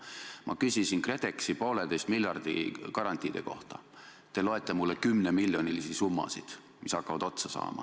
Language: Estonian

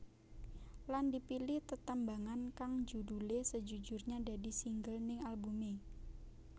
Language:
Javanese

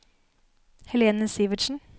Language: Norwegian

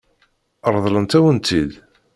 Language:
Kabyle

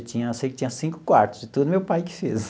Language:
Portuguese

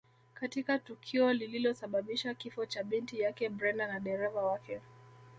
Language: Swahili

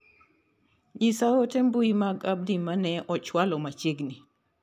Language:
Luo (Kenya and Tanzania)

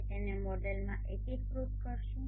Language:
Gujarati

